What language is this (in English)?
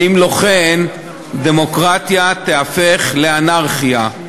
Hebrew